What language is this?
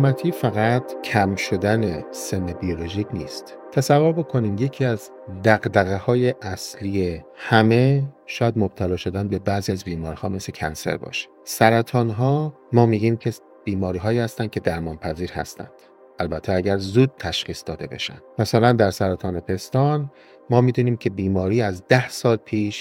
Persian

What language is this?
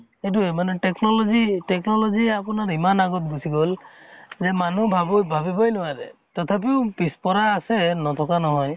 Assamese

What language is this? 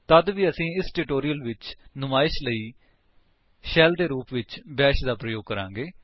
Punjabi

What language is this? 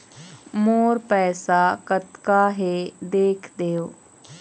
Chhattisgarhi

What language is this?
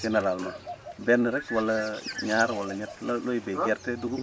Wolof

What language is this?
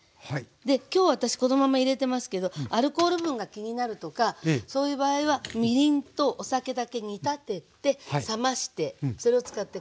Japanese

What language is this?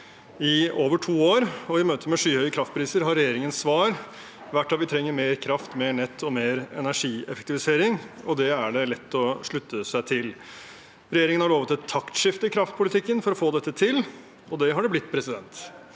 Norwegian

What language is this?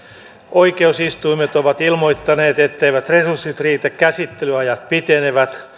Finnish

